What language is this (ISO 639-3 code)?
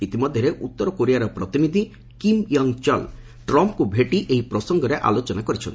ori